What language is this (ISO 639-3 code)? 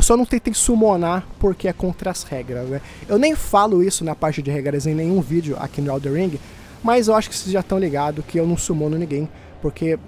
por